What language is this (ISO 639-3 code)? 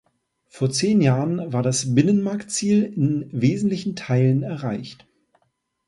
deu